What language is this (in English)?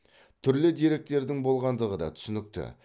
Kazakh